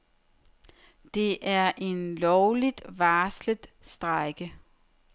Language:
Danish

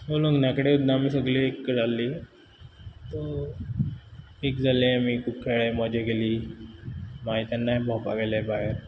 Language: Konkani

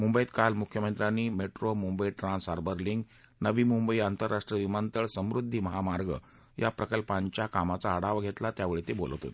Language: Marathi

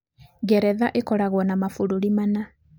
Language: Kikuyu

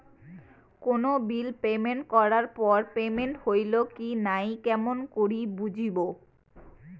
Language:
Bangla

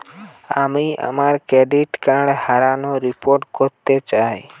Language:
Bangla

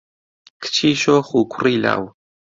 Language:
Central Kurdish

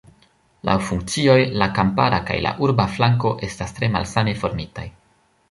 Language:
Esperanto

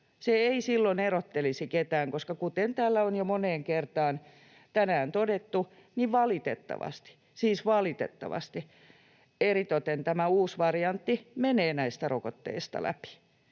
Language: Finnish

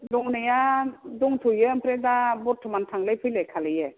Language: Bodo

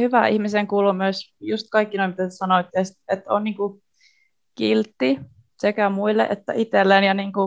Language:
Finnish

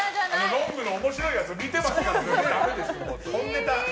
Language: Japanese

